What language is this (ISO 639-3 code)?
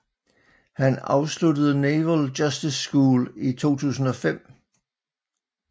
dan